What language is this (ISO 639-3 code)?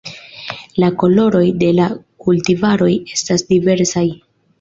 epo